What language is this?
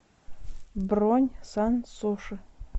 Russian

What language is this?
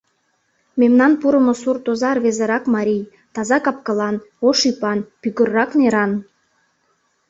Mari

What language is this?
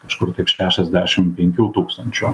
Lithuanian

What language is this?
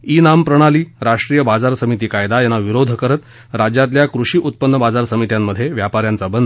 Marathi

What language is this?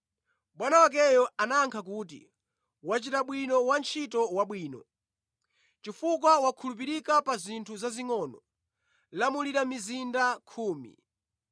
Nyanja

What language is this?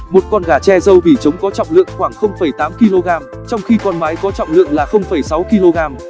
Vietnamese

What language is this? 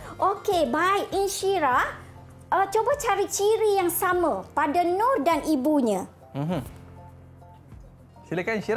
Malay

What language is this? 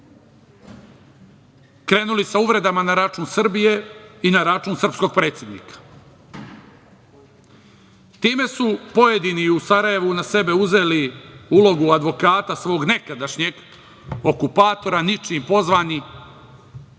Serbian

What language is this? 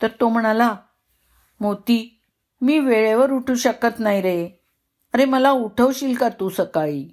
Marathi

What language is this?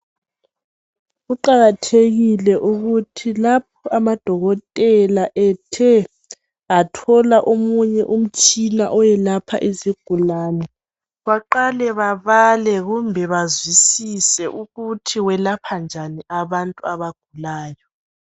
North Ndebele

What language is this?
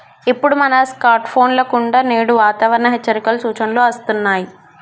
Telugu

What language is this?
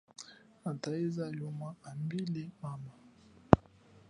Chokwe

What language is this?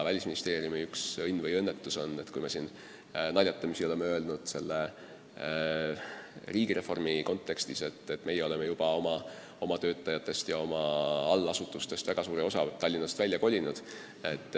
Estonian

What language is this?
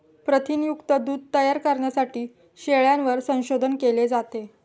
Marathi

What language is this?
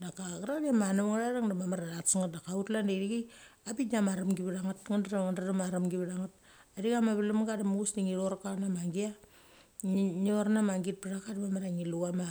Mali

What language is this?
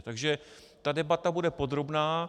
Czech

